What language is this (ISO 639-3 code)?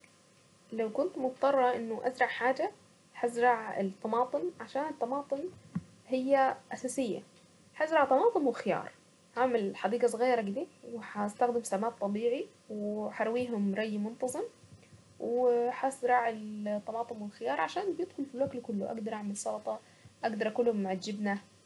aec